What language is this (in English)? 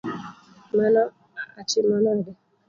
Luo (Kenya and Tanzania)